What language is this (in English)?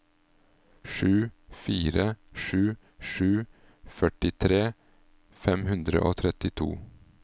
Norwegian